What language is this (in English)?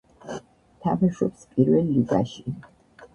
Georgian